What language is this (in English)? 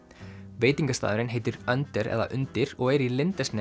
Icelandic